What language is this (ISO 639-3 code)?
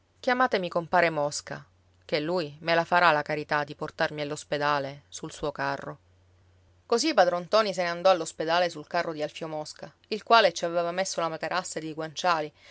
ita